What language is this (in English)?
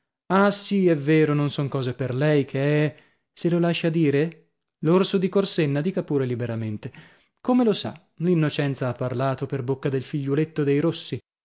Italian